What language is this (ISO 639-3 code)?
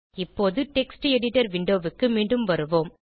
tam